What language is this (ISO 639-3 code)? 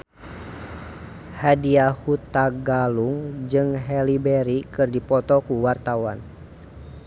sun